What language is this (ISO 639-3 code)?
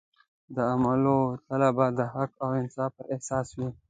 pus